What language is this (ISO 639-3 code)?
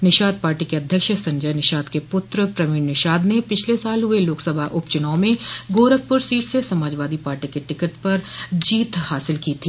hin